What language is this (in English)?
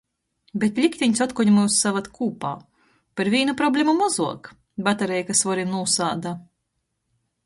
Latgalian